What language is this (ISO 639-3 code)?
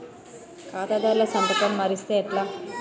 tel